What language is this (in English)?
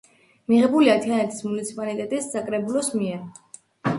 Georgian